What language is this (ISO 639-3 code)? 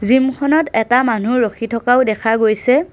asm